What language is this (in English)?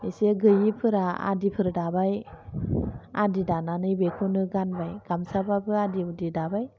Bodo